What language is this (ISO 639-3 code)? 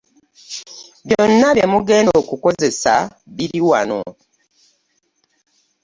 lug